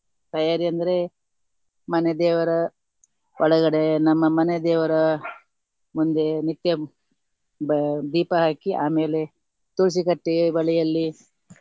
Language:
Kannada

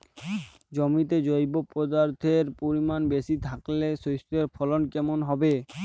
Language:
Bangla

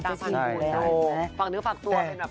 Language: Thai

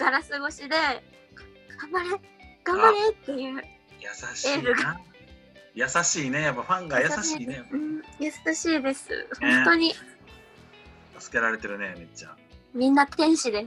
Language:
Japanese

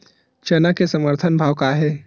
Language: Chhattisgarhi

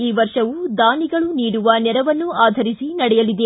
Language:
Kannada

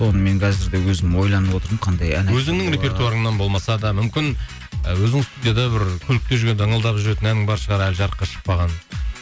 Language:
Kazakh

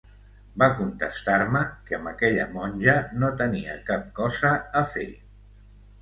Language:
Catalan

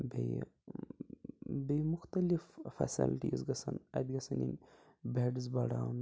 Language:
Kashmiri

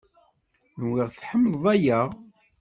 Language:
Kabyle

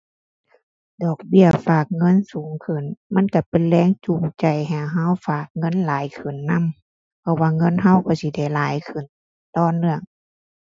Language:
Thai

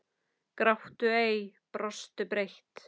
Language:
Icelandic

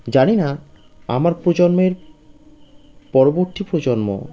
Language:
Bangla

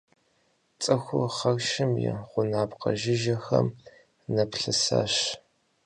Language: Kabardian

